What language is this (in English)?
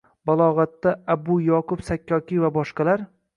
Uzbek